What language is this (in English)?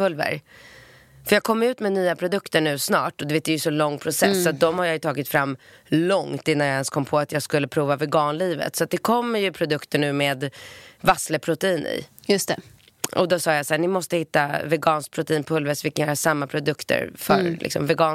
Swedish